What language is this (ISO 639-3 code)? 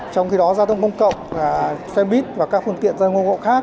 vie